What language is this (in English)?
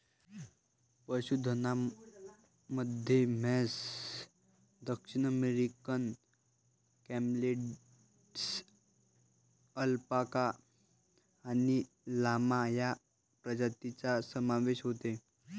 Marathi